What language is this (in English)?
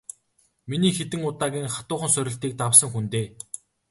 Mongolian